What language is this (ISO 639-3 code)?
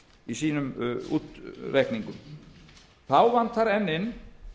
isl